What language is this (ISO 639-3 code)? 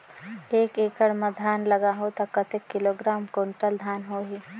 hne